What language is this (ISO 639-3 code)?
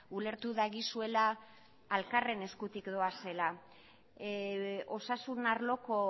eus